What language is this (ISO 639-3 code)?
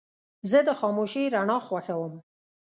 pus